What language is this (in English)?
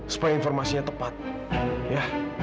Indonesian